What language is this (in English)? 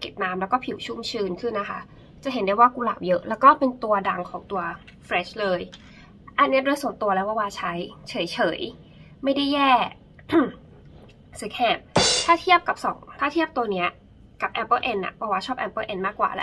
Thai